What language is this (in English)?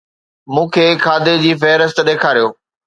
Sindhi